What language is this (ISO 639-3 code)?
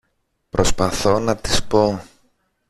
ell